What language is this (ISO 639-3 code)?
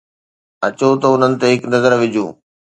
snd